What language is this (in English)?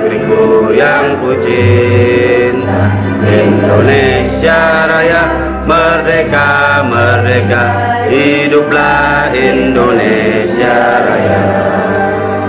Indonesian